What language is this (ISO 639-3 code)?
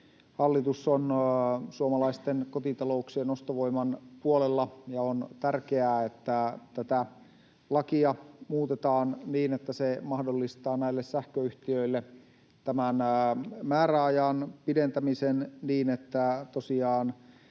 fin